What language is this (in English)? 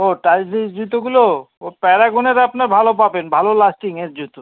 Bangla